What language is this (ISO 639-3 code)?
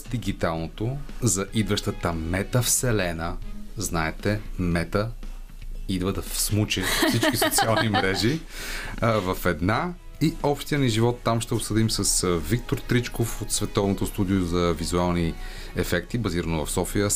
bul